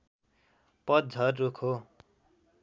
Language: Nepali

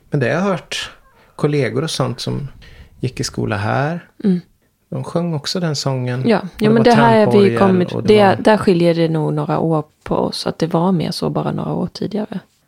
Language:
Swedish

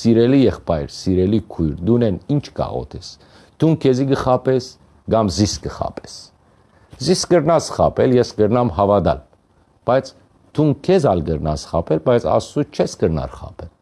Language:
Armenian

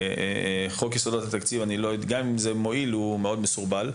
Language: Hebrew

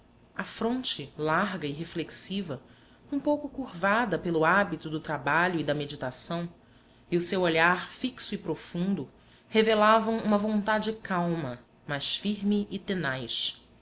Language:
Portuguese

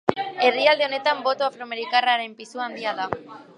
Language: Basque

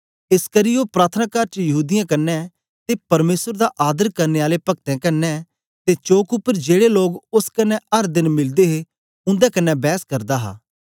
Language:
Dogri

